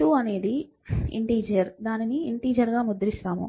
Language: Telugu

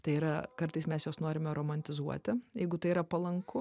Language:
Lithuanian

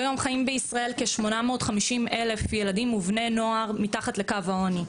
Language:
Hebrew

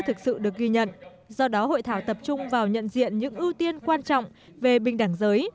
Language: Vietnamese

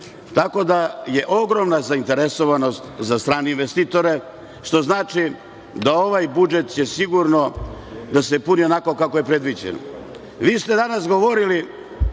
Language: Serbian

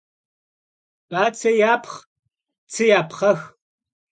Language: Kabardian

